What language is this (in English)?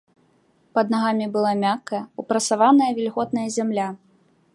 Belarusian